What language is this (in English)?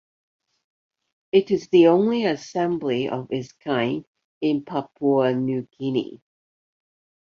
English